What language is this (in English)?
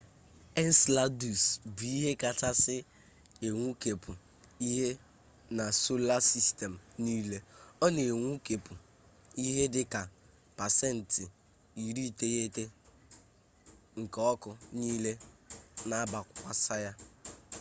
Igbo